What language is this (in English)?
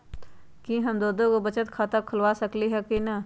Magahi